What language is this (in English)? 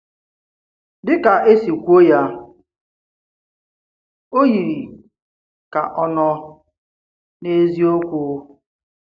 Igbo